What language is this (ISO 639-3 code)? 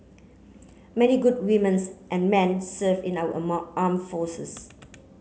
eng